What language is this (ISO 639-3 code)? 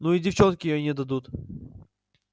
rus